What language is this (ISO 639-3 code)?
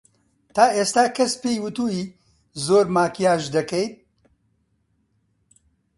ckb